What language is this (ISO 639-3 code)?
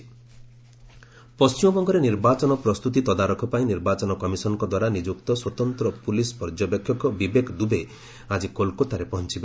ori